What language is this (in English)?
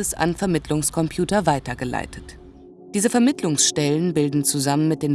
German